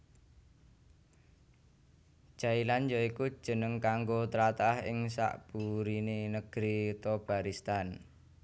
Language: Javanese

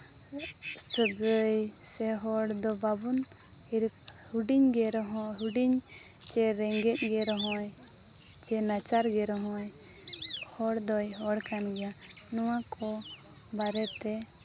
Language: Santali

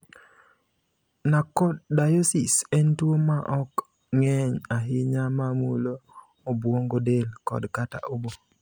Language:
Luo (Kenya and Tanzania)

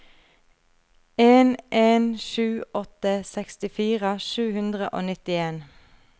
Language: Norwegian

